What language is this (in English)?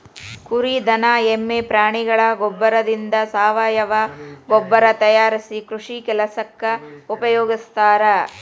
Kannada